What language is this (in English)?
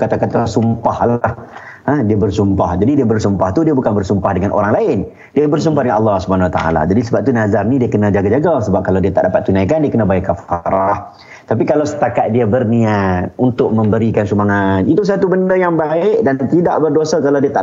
Malay